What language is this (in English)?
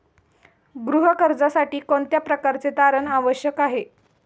Marathi